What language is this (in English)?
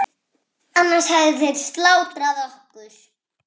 Icelandic